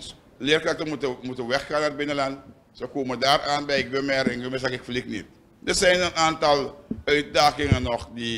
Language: Dutch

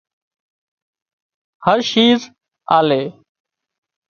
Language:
Wadiyara Koli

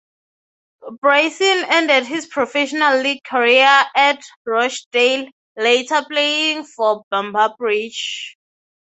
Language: English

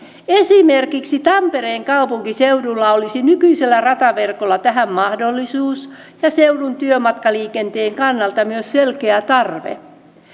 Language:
Finnish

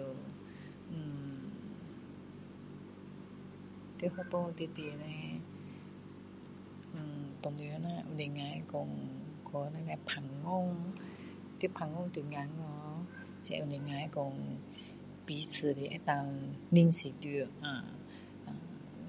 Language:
Min Dong Chinese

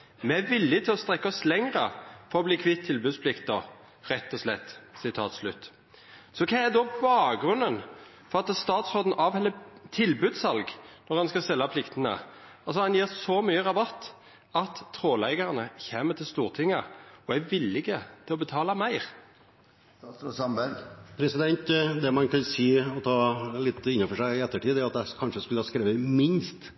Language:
Norwegian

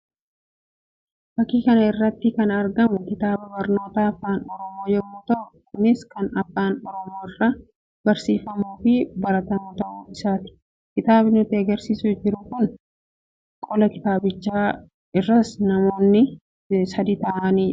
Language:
Oromo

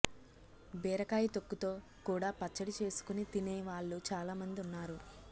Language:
Telugu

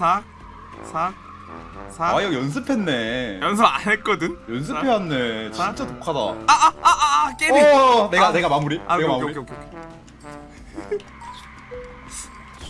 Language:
Korean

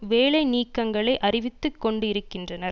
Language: Tamil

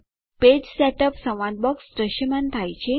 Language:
Gujarati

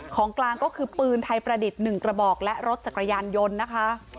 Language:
Thai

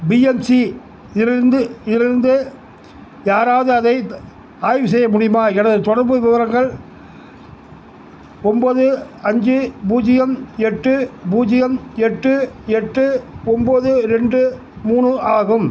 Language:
Tamil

